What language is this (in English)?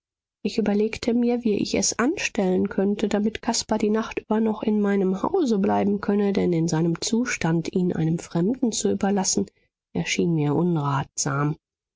German